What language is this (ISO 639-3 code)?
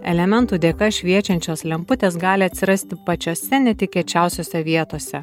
lit